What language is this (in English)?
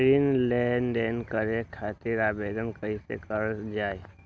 Magahi